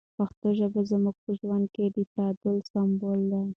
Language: Pashto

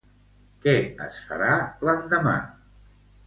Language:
Catalan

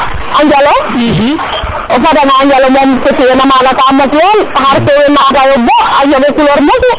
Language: Serer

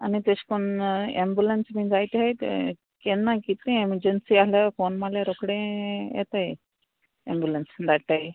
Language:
Konkani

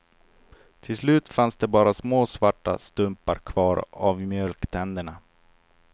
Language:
Swedish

